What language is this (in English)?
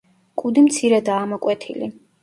Georgian